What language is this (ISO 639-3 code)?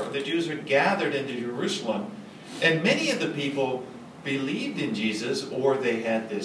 jpn